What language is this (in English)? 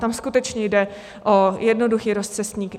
Czech